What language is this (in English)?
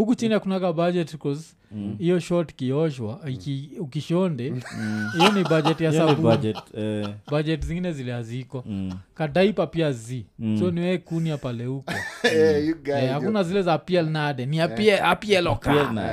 Swahili